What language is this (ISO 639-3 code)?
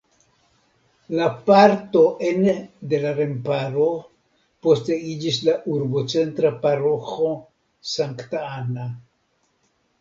epo